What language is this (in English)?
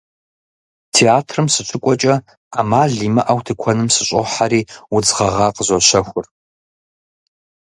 Kabardian